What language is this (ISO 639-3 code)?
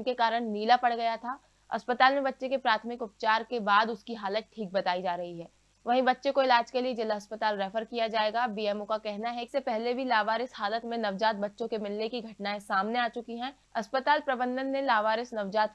hin